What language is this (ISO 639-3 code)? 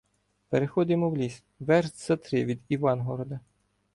ukr